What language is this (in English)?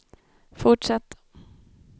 Swedish